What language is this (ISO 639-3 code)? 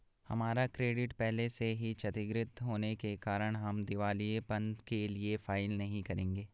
hin